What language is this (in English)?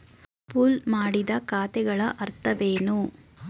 Kannada